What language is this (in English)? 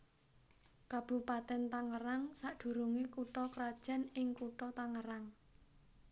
Javanese